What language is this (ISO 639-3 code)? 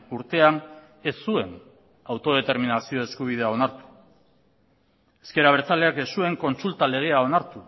eus